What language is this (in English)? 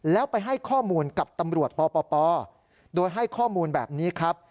Thai